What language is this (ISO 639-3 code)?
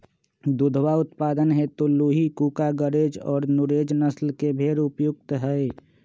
mag